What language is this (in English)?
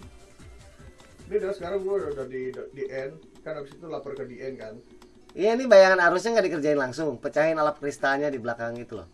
Indonesian